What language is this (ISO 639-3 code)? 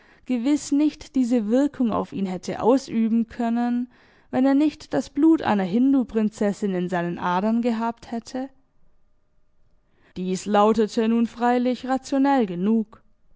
deu